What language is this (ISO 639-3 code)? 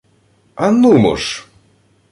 ukr